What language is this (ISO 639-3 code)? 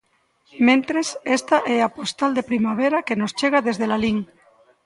glg